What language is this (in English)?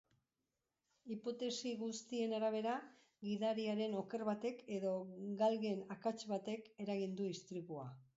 Basque